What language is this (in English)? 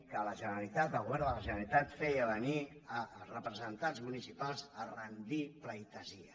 Catalan